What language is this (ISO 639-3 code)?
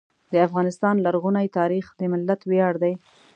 pus